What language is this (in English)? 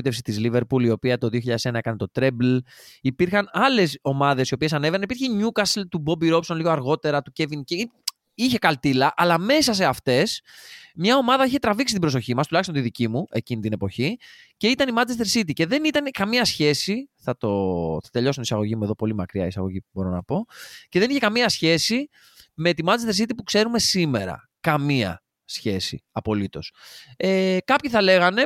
Greek